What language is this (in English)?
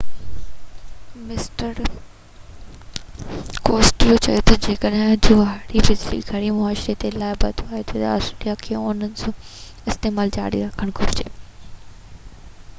Sindhi